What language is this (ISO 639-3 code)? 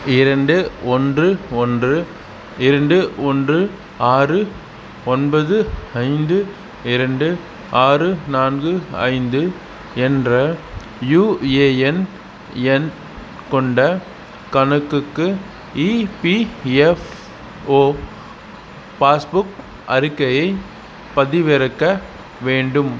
tam